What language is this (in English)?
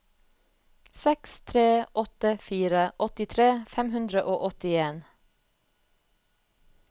Norwegian